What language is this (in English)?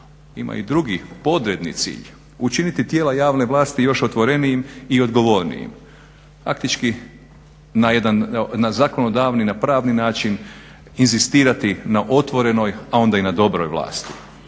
Croatian